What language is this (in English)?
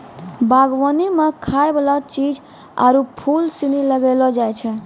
Maithili